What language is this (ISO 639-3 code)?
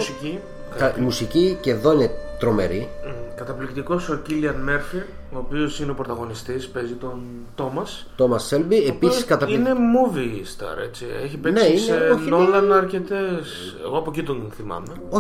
ell